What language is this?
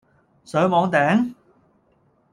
Cantonese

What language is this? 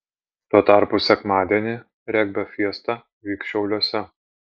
Lithuanian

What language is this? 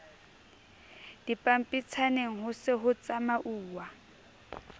Southern Sotho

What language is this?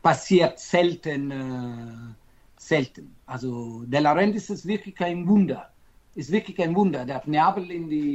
German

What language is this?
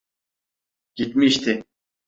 Turkish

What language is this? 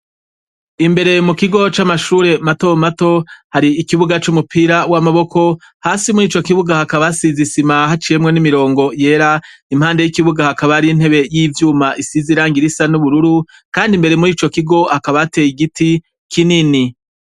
Rundi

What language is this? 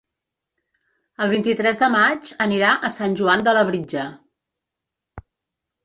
Catalan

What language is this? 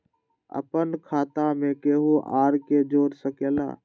Magahi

